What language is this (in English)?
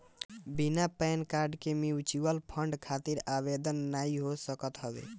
Bhojpuri